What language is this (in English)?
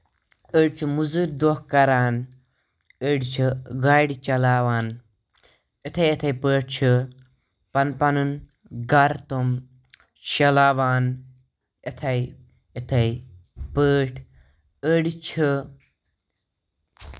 Kashmiri